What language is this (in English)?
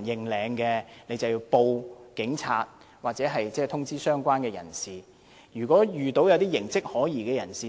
Cantonese